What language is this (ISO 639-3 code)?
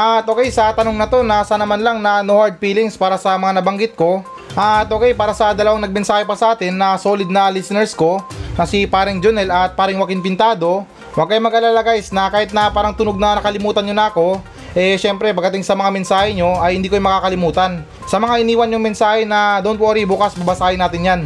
fil